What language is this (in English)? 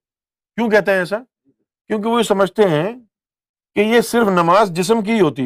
Urdu